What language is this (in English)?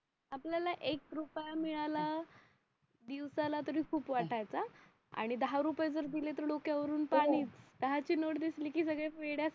Marathi